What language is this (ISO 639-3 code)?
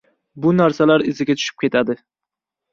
uzb